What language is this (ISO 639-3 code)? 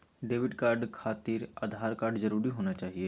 mag